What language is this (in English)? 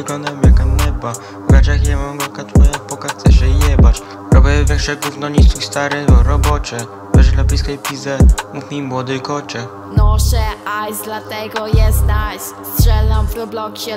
Polish